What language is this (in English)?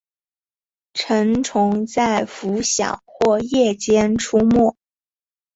Chinese